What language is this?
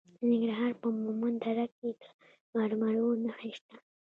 Pashto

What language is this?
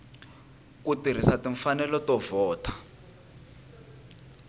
Tsonga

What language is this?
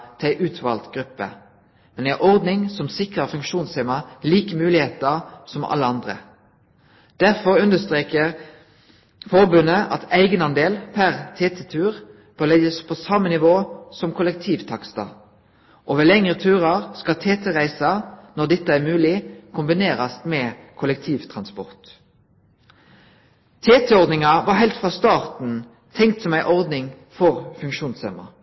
Norwegian Nynorsk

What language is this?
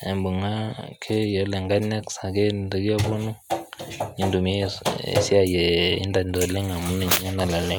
Masai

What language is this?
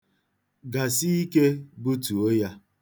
Igbo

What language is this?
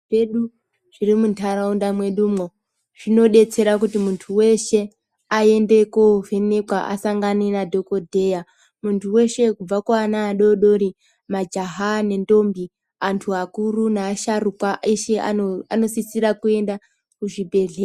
Ndau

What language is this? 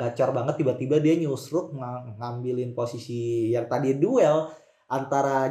Indonesian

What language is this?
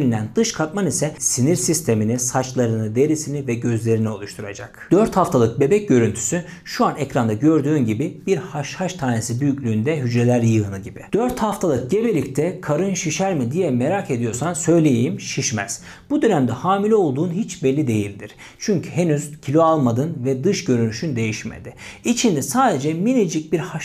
Turkish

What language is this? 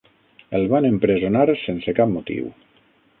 Catalan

